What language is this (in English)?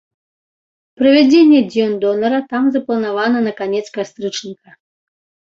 Belarusian